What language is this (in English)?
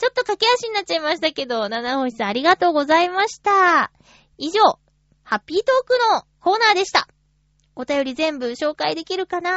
Japanese